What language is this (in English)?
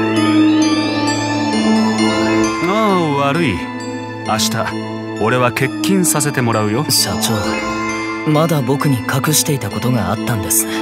Japanese